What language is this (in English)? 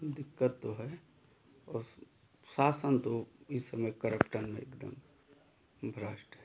Hindi